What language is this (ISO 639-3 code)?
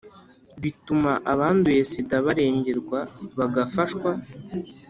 kin